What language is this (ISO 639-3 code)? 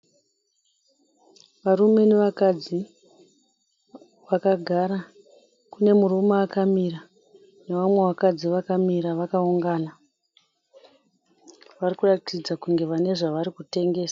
sna